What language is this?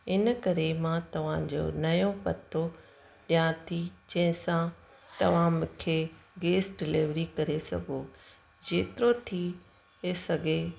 Sindhi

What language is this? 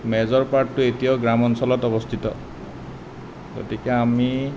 Assamese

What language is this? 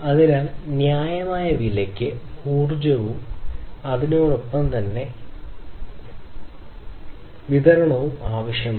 Malayalam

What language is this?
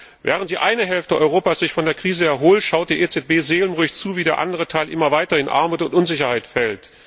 German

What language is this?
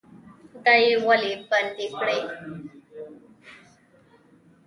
Pashto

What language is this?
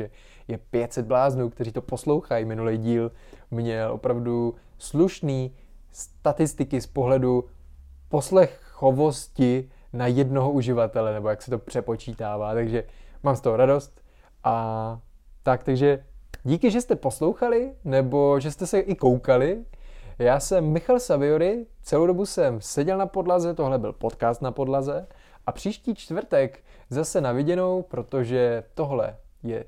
Czech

